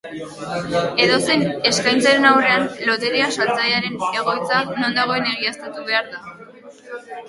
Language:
Basque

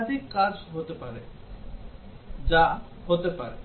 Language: Bangla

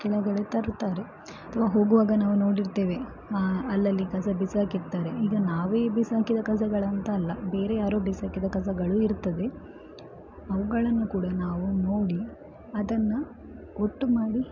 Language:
Kannada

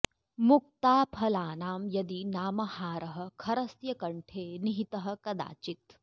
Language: Sanskrit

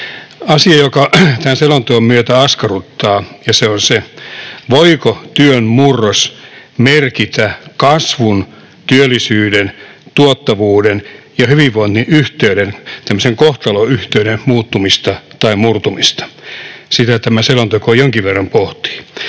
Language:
Finnish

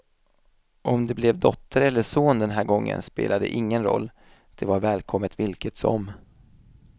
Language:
Swedish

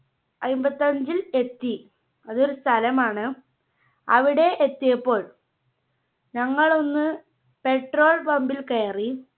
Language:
Malayalam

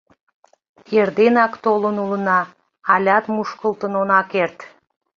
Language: Mari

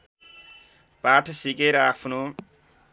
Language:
Nepali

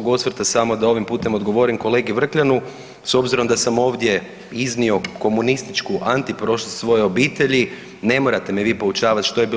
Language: Croatian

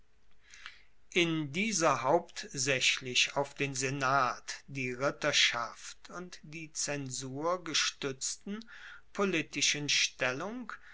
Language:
German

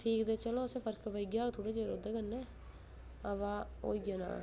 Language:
Dogri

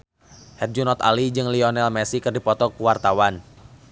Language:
Sundanese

